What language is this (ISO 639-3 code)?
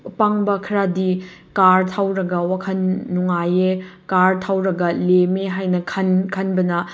mni